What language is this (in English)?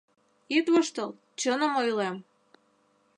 Mari